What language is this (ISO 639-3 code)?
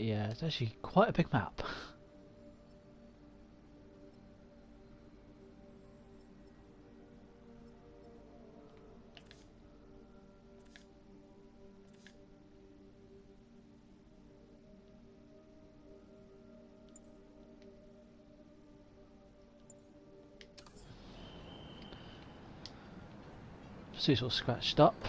eng